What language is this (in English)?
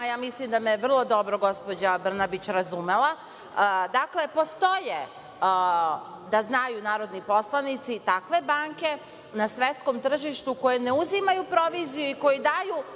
Serbian